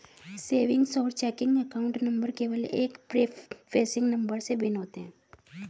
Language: Hindi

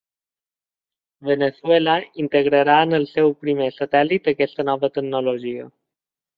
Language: Catalan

